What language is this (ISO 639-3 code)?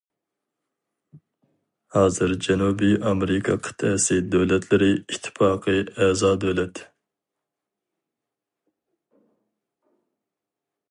uig